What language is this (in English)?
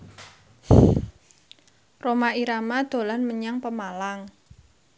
Javanese